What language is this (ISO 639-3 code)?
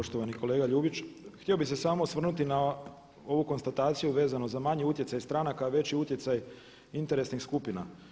hrv